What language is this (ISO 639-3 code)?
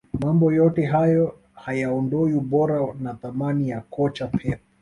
swa